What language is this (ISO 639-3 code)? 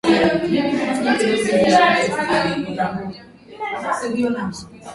swa